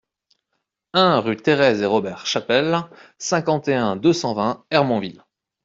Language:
French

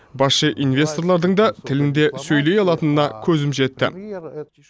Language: Kazakh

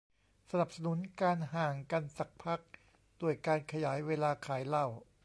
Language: Thai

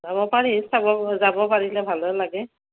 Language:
Assamese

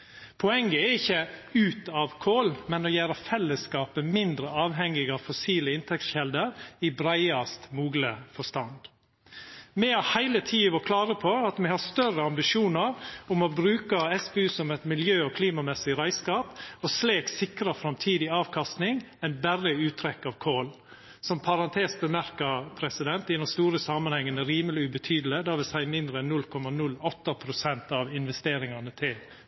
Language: Norwegian Nynorsk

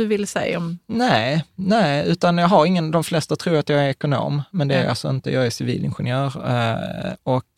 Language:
Swedish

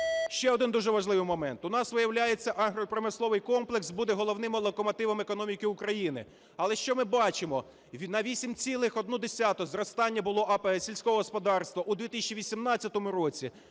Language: Ukrainian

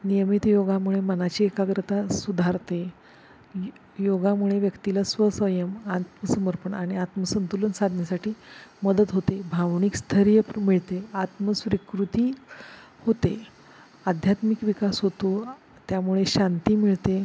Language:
Marathi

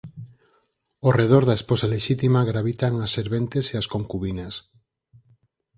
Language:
Galician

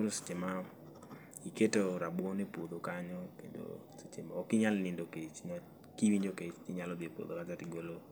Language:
Luo (Kenya and Tanzania)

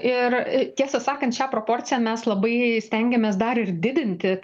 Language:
Lithuanian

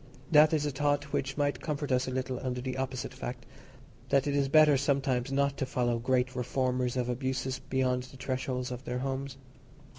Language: English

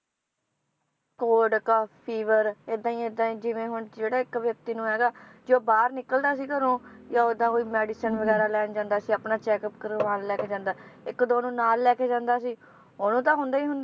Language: Punjabi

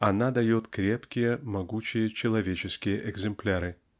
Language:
Russian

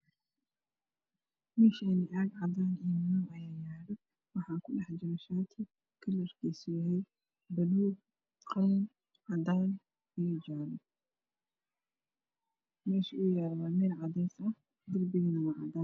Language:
Somali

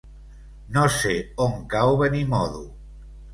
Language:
Catalan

